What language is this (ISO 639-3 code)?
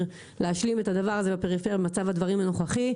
heb